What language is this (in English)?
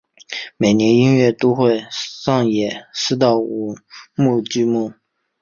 Chinese